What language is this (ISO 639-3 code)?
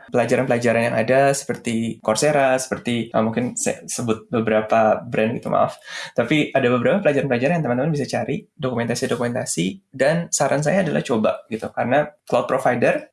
ind